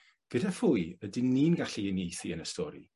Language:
Welsh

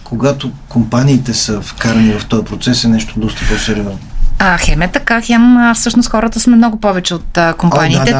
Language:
Bulgarian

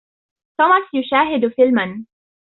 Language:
Arabic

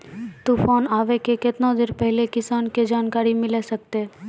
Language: Maithili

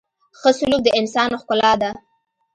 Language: Pashto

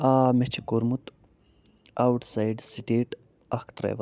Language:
Kashmiri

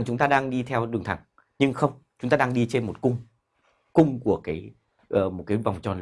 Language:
Vietnamese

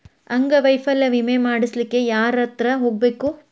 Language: Kannada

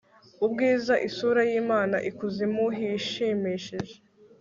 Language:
Kinyarwanda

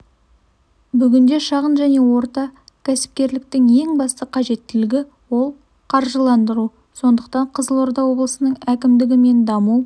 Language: Kazakh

